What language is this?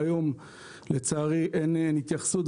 Hebrew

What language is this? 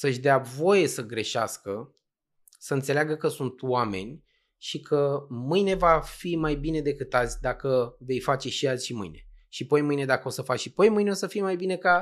Romanian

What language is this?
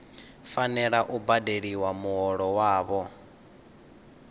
Venda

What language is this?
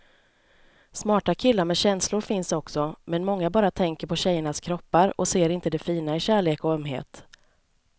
Swedish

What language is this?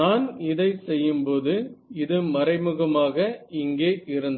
Tamil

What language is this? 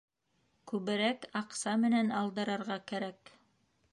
Bashkir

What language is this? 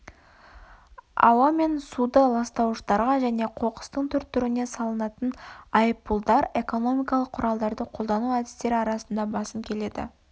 Kazakh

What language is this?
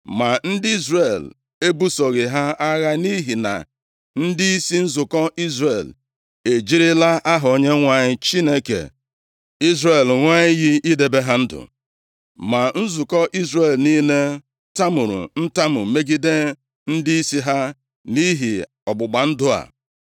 Igbo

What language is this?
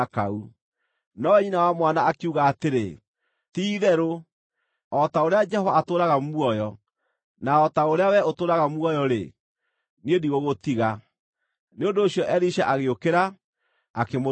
Kikuyu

